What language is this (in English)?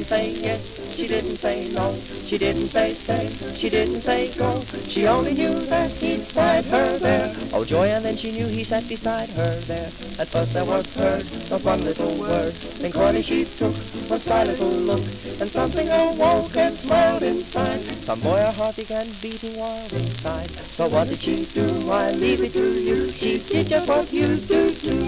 English